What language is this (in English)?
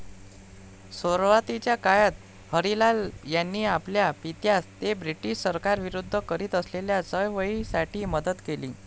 Marathi